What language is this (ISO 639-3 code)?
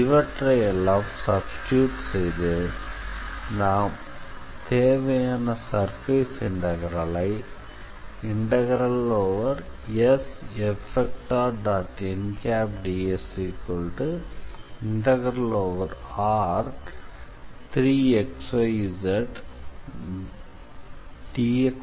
tam